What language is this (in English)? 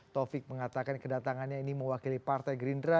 Indonesian